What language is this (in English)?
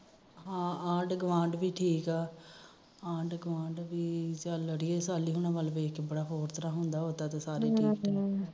Punjabi